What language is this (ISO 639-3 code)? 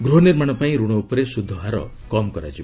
ori